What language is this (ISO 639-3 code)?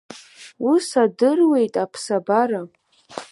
abk